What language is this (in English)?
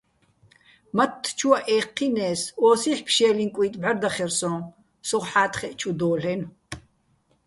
Bats